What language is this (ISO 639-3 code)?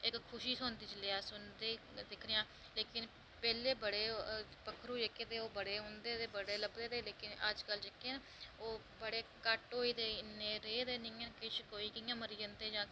doi